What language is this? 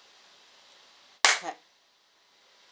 English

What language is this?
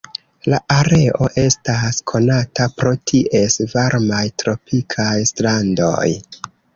Esperanto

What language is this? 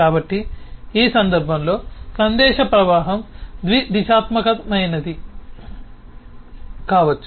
Telugu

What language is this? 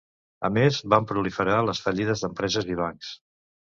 Catalan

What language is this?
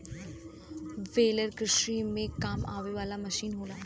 Bhojpuri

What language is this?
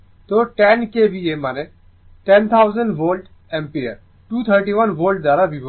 Bangla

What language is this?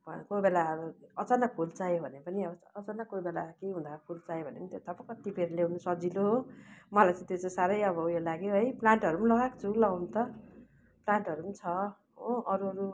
Nepali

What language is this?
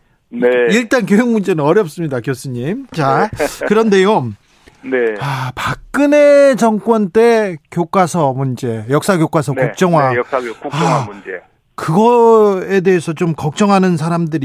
Korean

